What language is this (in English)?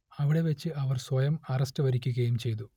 Malayalam